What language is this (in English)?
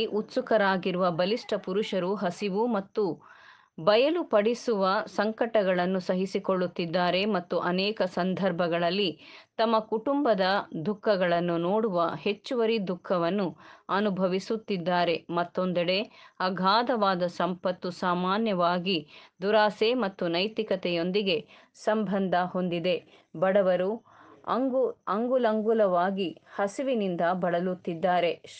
Kannada